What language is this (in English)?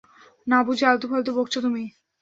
Bangla